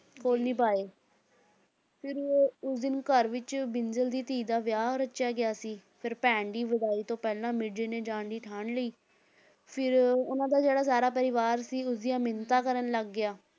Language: Punjabi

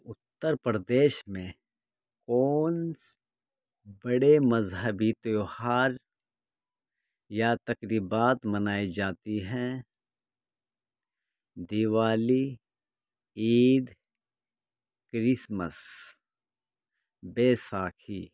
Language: Urdu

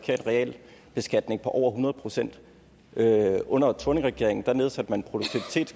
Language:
Danish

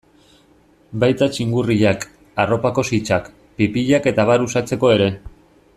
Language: Basque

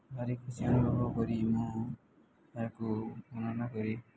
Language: Odia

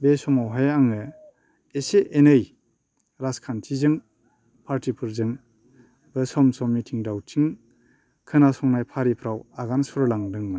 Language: Bodo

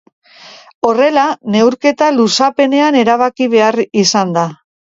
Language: Basque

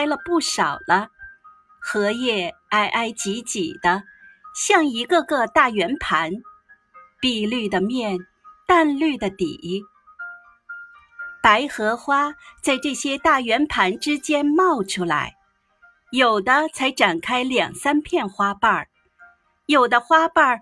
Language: Chinese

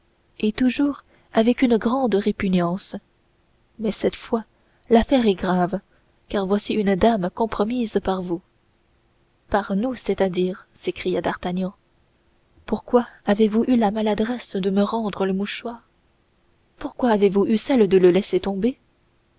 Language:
French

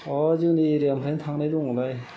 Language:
Bodo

